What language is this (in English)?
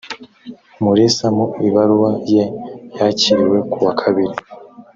Kinyarwanda